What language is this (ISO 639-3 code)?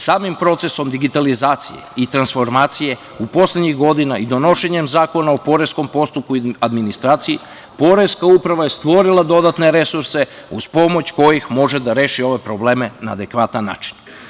srp